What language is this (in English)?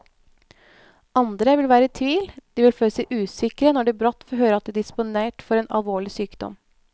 Norwegian